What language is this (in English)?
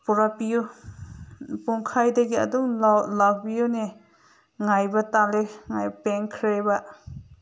Manipuri